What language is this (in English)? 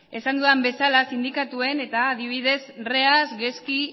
Basque